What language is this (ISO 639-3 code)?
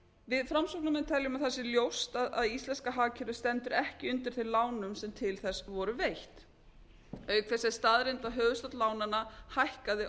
isl